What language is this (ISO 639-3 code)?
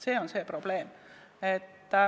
est